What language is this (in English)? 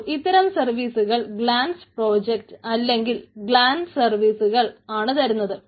Malayalam